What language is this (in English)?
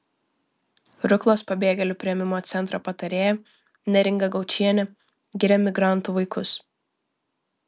Lithuanian